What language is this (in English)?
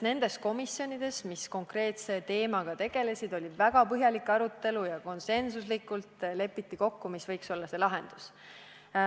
Estonian